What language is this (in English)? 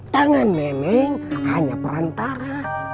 Indonesian